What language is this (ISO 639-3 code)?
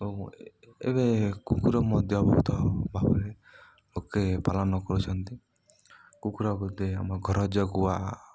ori